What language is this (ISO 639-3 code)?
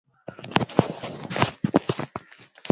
swa